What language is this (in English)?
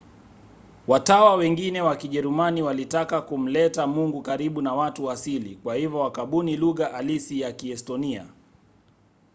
Swahili